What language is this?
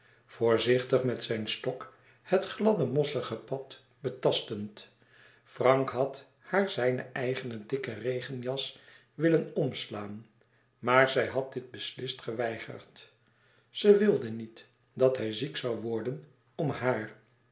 Dutch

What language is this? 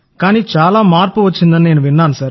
Telugu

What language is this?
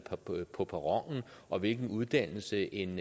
Danish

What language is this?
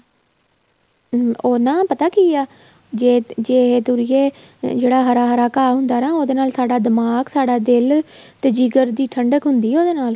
Punjabi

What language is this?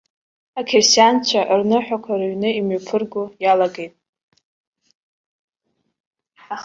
Abkhazian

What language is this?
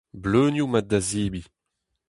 Breton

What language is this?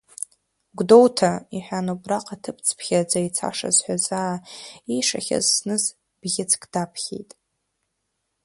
Abkhazian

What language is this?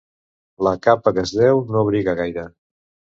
Catalan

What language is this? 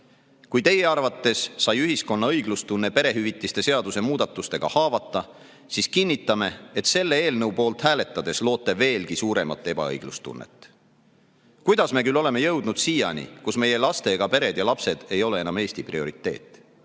Estonian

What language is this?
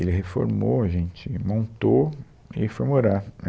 Portuguese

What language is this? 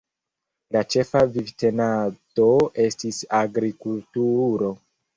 Esperanto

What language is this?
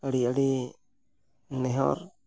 Santali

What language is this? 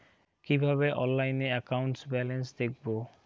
Bangla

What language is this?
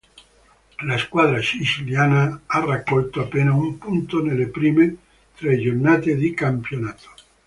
Italian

